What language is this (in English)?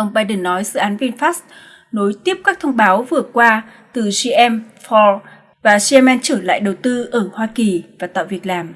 Vietnamese